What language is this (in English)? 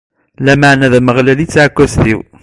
Kabyle